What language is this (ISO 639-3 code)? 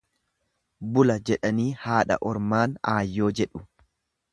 orm